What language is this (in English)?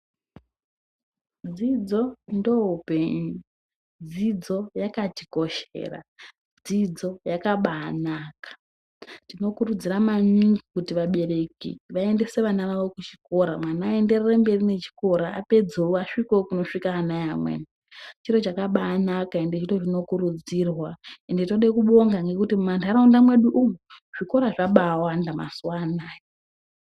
Ndau